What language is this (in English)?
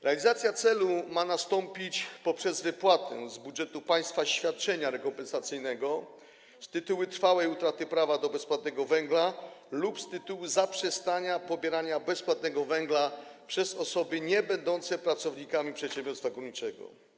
Polish